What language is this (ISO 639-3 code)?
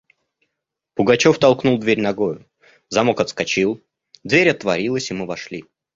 rus